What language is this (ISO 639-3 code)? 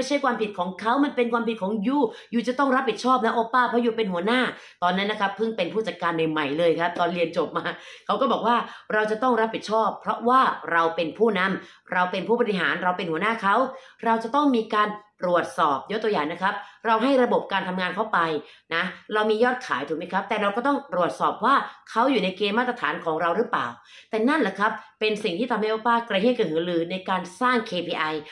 tha